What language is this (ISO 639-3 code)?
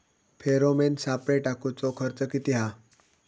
mar